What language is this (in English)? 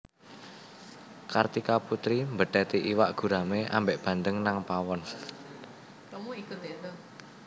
Javanese